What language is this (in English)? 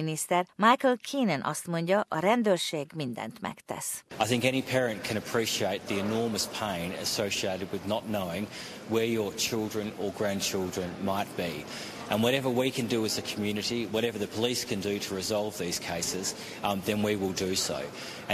Hungarian